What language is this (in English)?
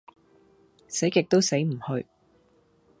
Cantonese